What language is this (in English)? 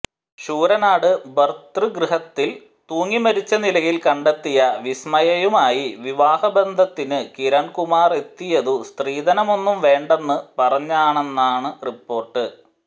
Malayalam